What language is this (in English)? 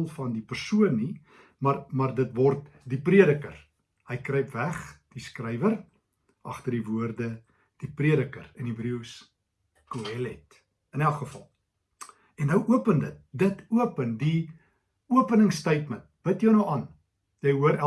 Dutch